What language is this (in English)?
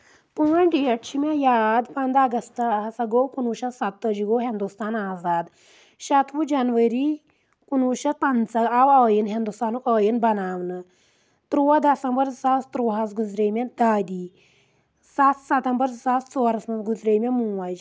Kashmiri